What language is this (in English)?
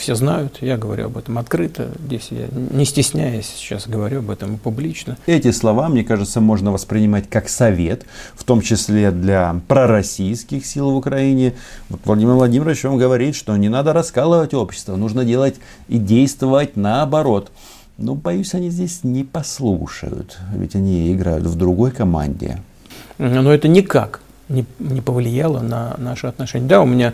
Russian